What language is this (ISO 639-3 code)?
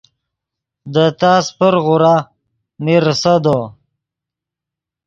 ydg